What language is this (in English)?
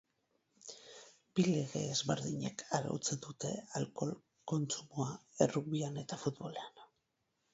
Basque